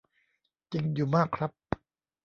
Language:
Thai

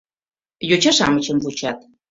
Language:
Mari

